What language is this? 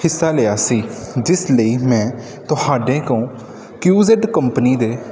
Punjabi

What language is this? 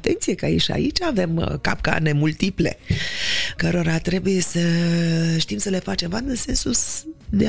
Romanian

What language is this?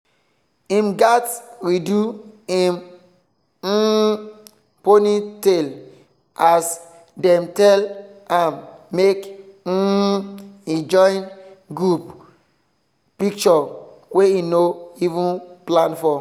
Nigerian Pidgin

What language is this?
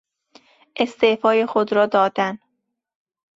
Persian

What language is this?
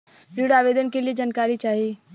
Bhojpuri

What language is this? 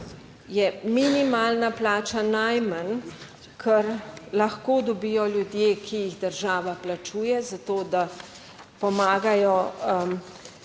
Slovenian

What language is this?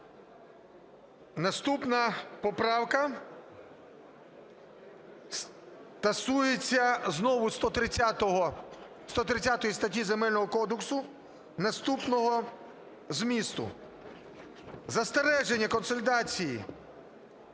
Ukrainian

